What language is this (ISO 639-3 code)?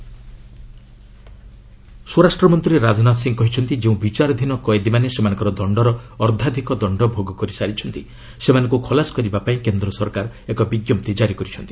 ori